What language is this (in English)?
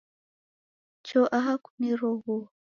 Taita